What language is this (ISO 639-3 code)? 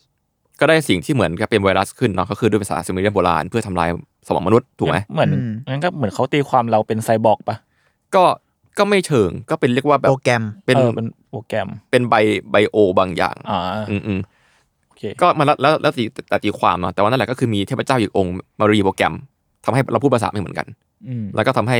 tha